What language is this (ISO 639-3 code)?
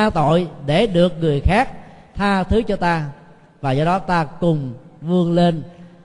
vie